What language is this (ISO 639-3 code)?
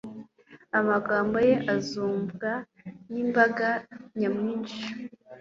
kin